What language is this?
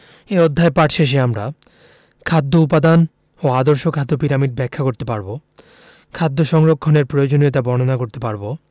Bangla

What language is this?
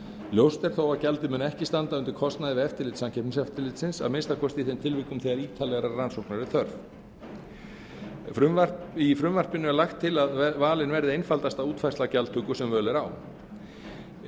Icelandic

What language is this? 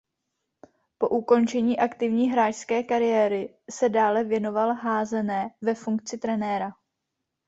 Czech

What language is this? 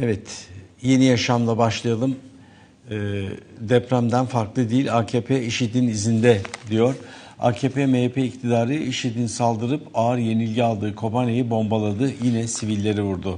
Turkish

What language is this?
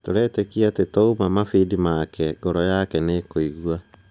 Kikuyu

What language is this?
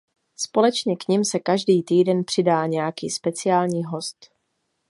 Czech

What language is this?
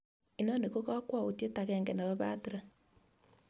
Kalenjin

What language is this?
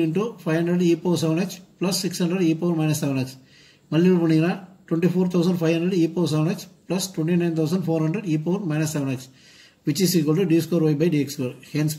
Hindi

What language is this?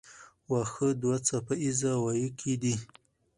Pashto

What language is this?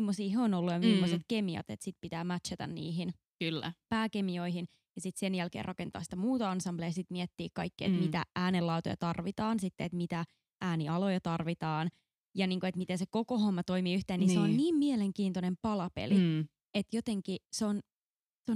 Finnish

